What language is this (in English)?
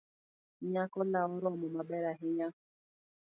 Luo (Kenya and Tanzania)